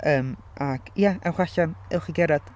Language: Welsh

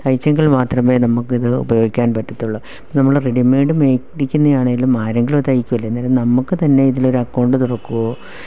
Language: Malayalam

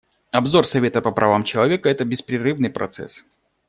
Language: Russian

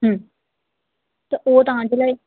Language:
Sindhi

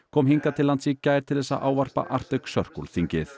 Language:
Icelandic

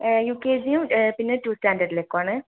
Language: Malayalam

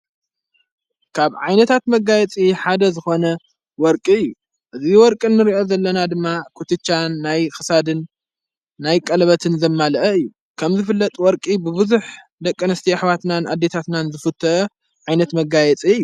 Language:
Tigrinya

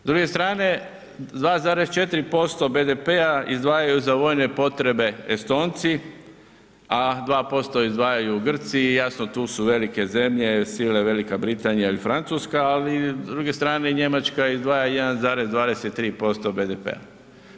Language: Croatian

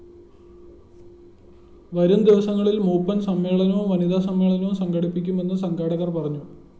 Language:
Malayalam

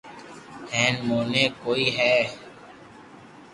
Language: Loarki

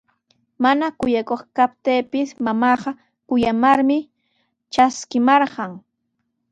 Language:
Sihuas Ancash Quechua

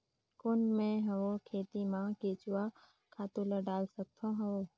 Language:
Chhattisgarhi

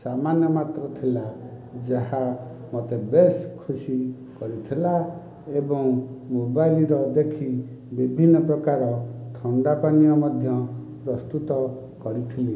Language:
Odia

